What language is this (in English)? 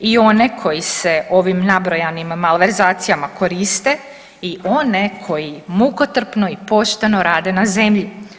Croatian